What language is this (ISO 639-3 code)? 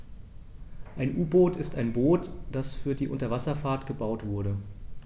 deu